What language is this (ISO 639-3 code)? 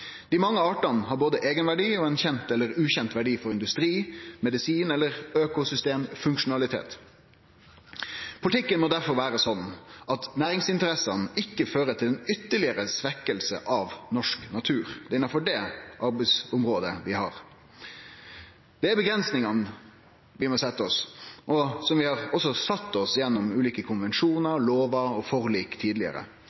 nno